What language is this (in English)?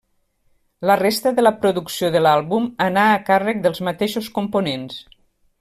Catalan